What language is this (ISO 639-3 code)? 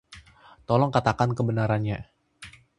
ind